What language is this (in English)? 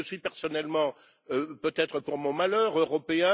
French